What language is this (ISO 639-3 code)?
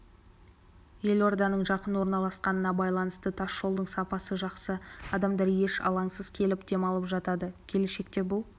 kaz